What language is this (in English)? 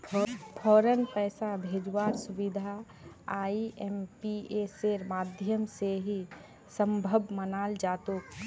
Magahi